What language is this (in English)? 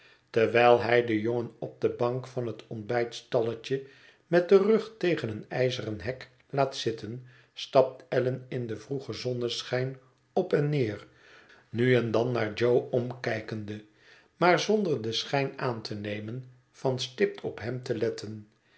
Dutch